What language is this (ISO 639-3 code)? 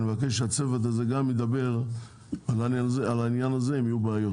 heb